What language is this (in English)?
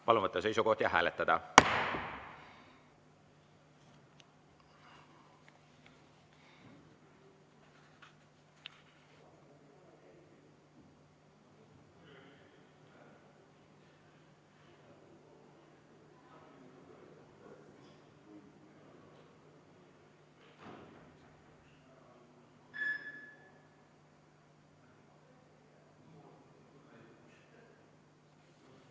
Estonian